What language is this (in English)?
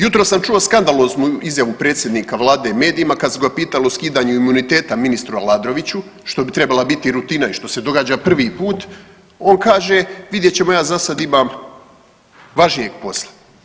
Croatian